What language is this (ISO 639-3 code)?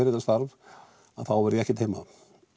isl